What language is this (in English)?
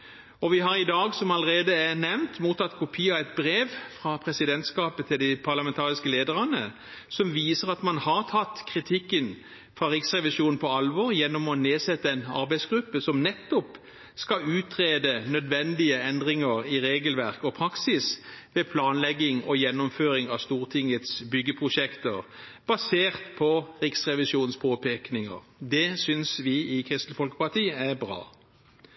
Norwegian Bokmål